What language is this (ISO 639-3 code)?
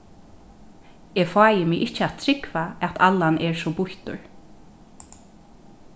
fao